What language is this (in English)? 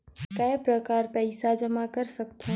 Chhattisgarhi